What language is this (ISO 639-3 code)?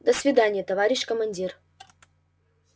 rus